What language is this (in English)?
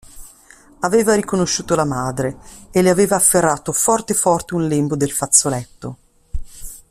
Italian